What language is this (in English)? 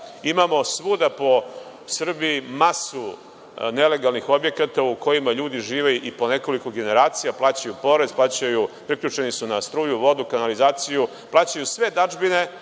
Serbian